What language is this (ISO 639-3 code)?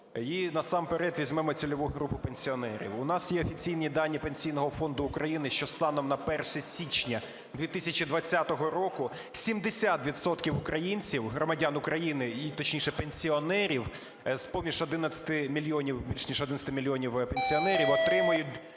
ukr